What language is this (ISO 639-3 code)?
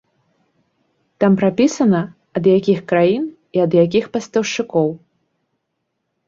bel